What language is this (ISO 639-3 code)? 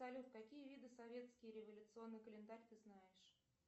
rus